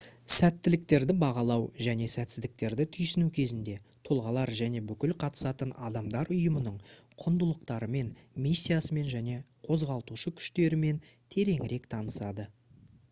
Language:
Kazakh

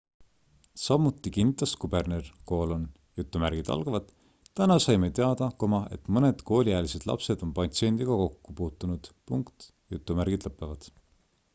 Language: Estonian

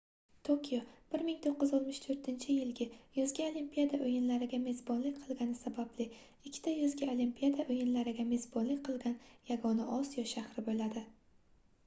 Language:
Uzbek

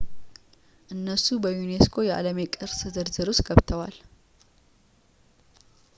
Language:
Amharic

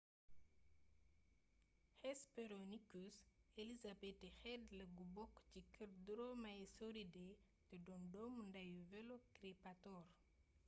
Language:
Wolof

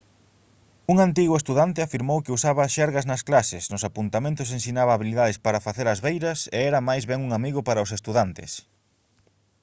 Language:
Galician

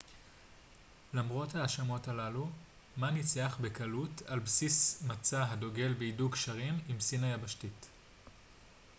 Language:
Hebrew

